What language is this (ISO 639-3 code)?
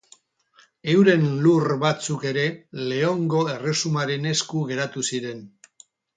eus